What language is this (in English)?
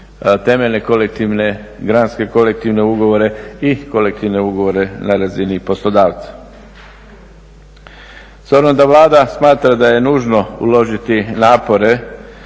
Croatian